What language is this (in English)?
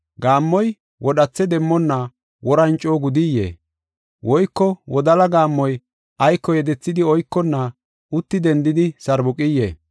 Gofa